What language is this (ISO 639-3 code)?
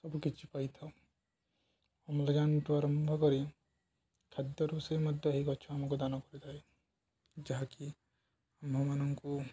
ori